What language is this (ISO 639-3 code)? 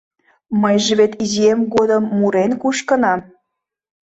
chm